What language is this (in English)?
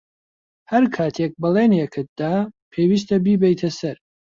Central Kurdish